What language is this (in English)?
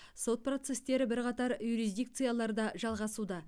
Kazakh